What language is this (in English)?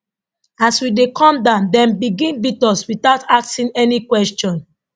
Nigerian Pidgin